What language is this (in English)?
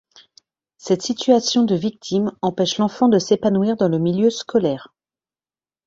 French